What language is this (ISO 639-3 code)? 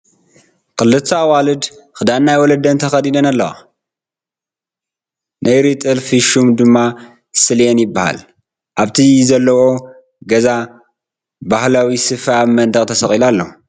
tir